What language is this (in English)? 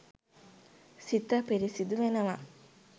Sinhala